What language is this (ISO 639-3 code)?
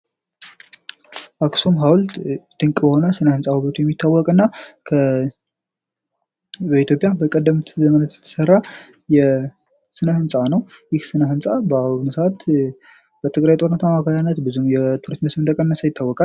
amh